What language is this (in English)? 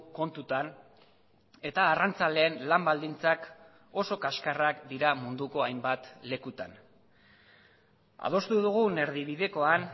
Basque